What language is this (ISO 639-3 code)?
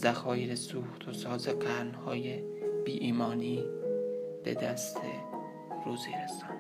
fas